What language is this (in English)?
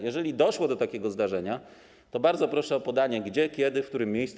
Polish